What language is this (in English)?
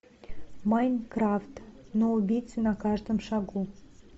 Russian